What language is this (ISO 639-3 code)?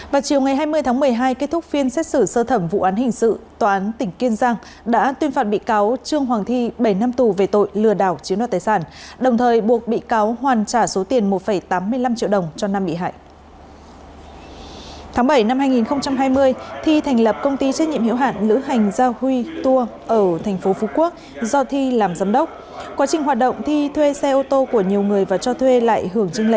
vie